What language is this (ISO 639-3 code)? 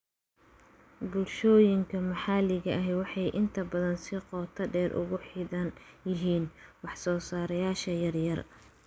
som